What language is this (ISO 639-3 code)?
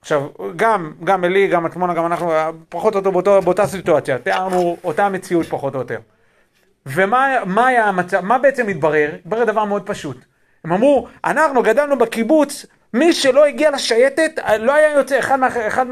heb